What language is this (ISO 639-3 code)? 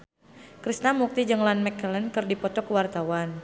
sun